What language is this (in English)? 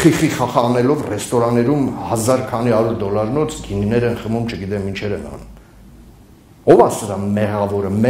Turkish